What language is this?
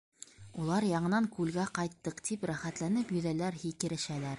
Bashkir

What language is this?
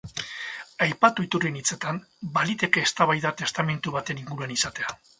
Basque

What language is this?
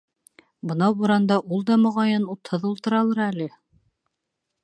Bashkir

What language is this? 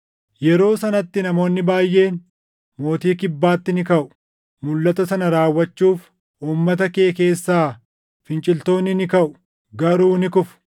Oromo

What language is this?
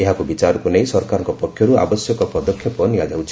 Odia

